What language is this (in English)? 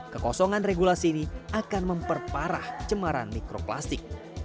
Indonesian